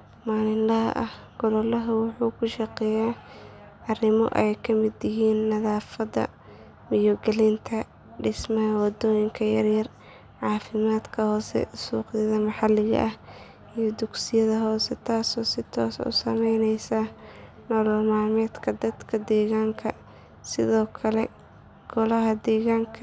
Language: Somali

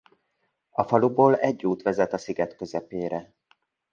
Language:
Hungarian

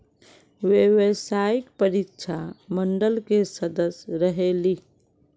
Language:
Magahi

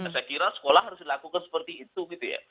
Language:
Indonesian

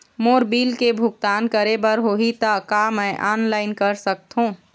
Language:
Chhattisgarhi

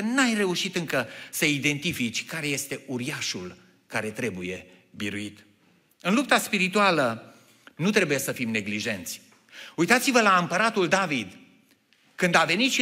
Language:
Romanian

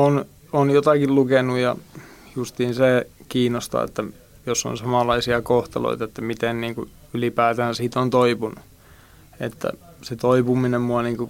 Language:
Finnish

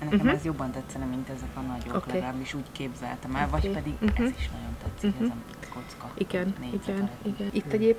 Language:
Hungarian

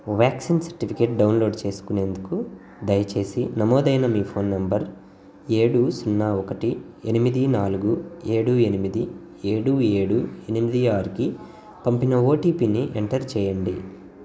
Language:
Telugu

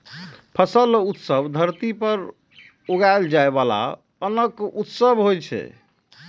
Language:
Maithili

